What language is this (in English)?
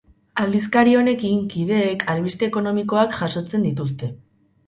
Basque